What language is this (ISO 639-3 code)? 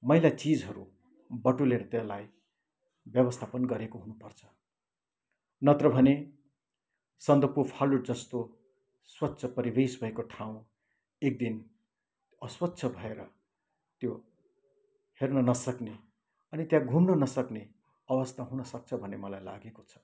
nep